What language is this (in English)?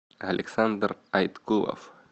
Russian